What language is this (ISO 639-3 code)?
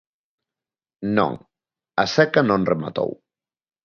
glg